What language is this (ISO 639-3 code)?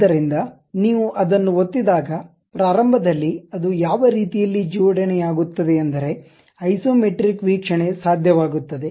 kan